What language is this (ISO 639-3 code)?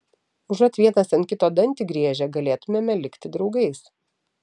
lit